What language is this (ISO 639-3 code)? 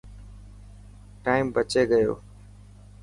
mki